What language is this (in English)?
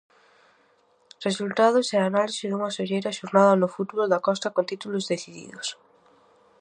Galician